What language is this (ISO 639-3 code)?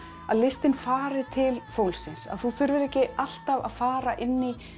isl